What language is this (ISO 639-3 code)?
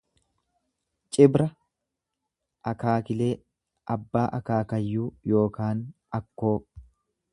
orm